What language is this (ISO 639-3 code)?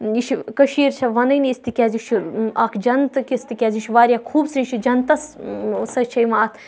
kas